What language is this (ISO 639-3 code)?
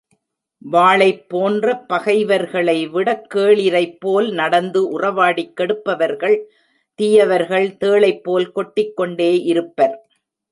tam